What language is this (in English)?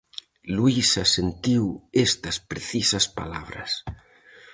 Galician